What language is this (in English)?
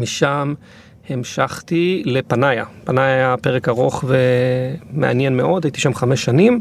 Hebrew